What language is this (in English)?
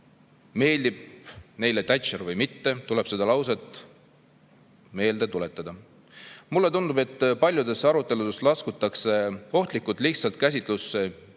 Estonian